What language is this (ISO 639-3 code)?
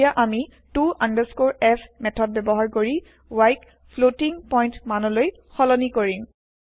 asm